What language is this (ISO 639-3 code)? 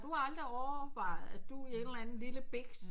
dan